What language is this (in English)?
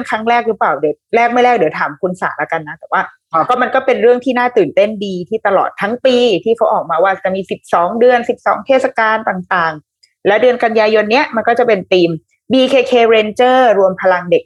Thai